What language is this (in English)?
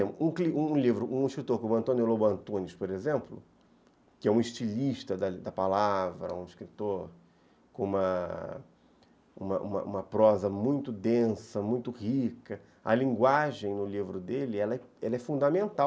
Portuguese